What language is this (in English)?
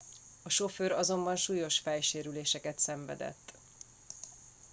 Hungarian